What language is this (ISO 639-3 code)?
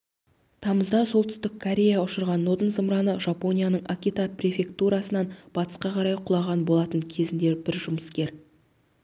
kaz